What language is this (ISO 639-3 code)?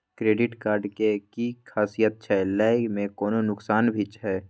mai